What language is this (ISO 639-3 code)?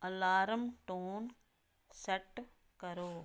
pan